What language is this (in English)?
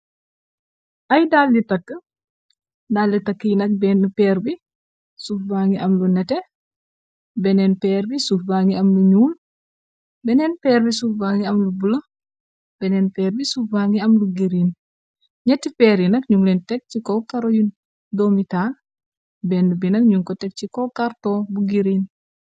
Wolof